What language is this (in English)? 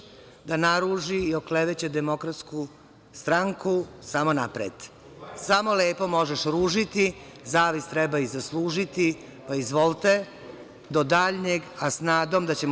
Serbian